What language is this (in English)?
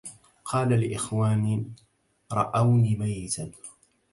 Arabic